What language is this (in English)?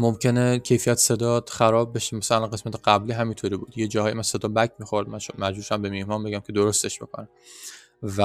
Persian